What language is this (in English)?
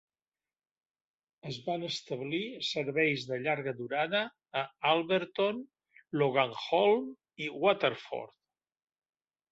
Catalan